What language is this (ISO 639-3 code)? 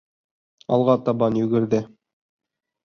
bak